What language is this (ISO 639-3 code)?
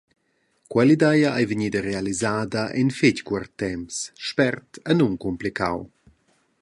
roh